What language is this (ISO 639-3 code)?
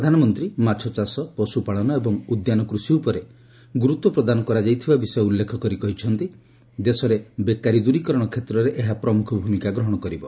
ori